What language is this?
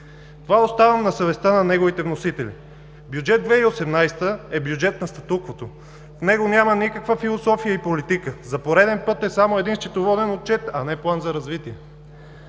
Bulgarian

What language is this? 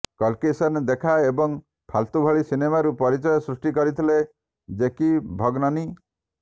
Odia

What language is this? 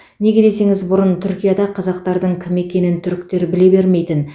Kazakh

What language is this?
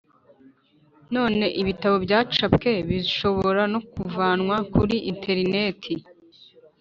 Kinyarwanda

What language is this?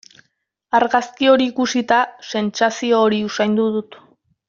Basque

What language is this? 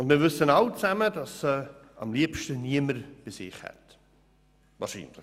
Swiss German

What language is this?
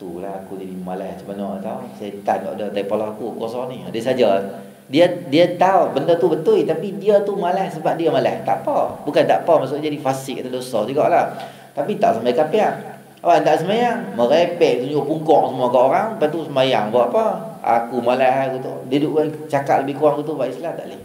Malay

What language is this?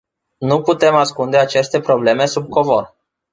Romanian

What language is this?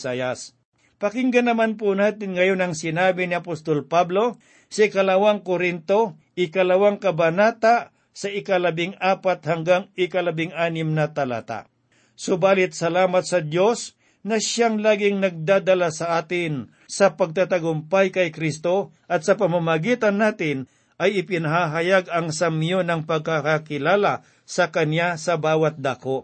Filipino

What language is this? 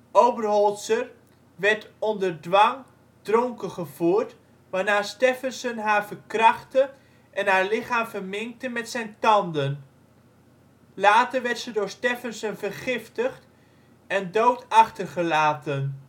Dutch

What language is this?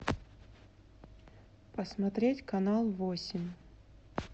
Russian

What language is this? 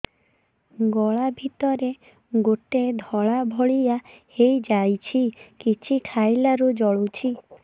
Odia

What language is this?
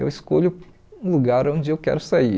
Portuguese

